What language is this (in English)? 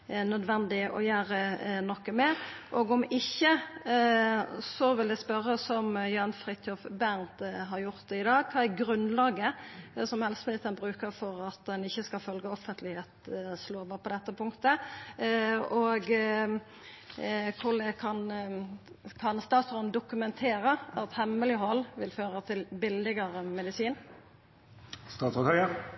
Norwegian Nynorsk